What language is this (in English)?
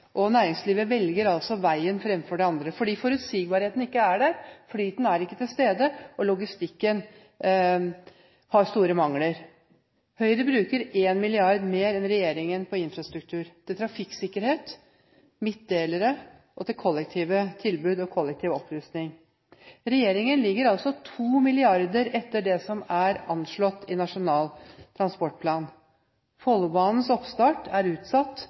Norwegian Bokmål